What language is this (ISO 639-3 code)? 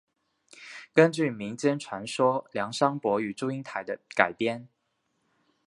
zho